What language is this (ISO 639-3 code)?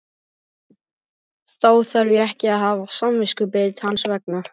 isl